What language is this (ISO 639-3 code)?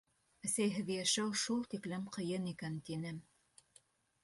bak